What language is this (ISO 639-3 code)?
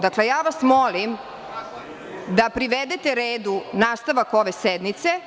srp